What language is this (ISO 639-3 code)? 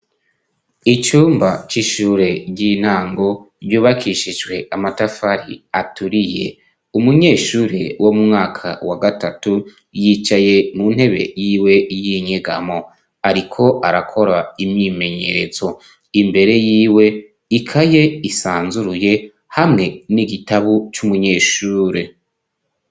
run